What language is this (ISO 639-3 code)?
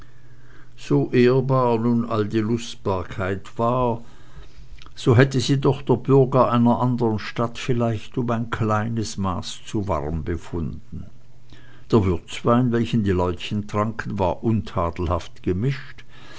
deu